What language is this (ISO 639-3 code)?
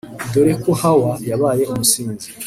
kin